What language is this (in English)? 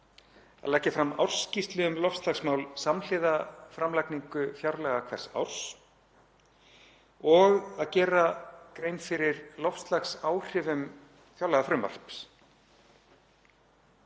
Icelandic